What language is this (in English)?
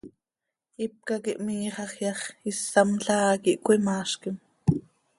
Seri